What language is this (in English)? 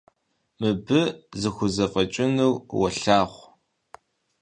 Kabardian